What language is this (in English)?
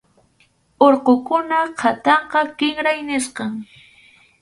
Arequipa-La Unión Quechua